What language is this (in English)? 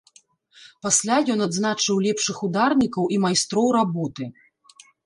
Belarusian